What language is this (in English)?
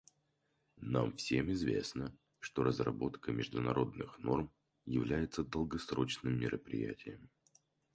Russian